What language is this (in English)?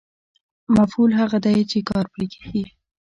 Pashto